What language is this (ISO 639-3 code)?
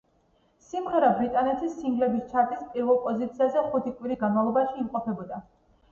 kat